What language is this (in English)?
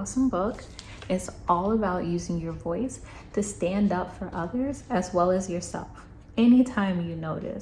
English